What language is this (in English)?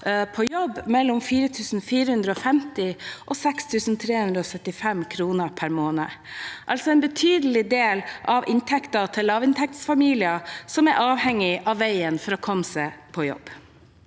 Norwegian